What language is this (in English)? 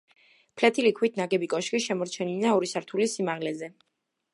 Georgian